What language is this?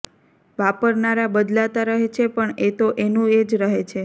Gujarati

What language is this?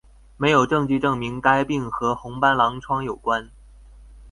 Chinese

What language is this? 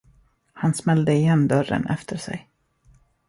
Swedish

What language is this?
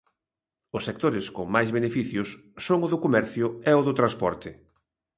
Galician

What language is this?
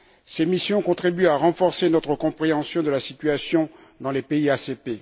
French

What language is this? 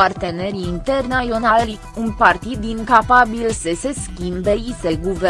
Romanian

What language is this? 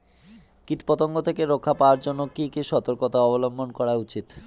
Bangla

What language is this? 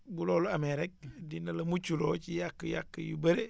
Wolof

